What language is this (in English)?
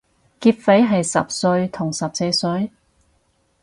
Cantonese